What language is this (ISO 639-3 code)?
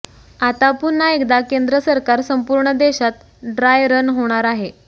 mar